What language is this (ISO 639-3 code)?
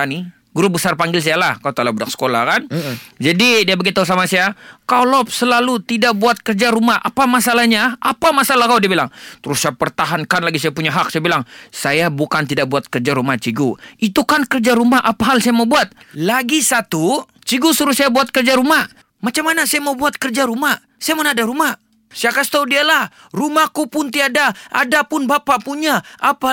msa